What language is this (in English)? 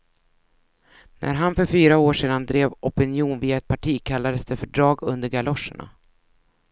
Swedish